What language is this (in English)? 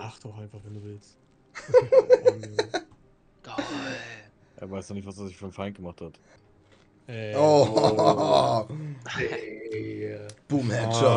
German